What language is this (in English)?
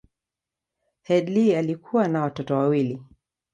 Swahili